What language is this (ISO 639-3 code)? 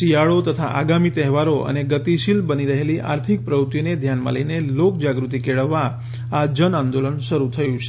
guj